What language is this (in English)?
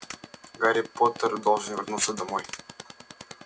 Russian